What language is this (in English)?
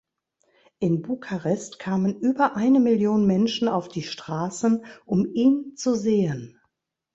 German